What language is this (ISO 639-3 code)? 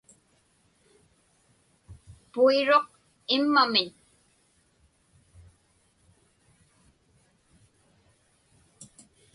ipk